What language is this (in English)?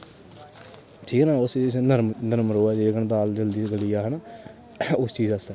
Dogri